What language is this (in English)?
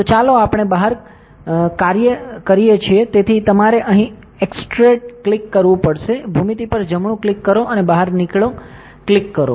Gujarati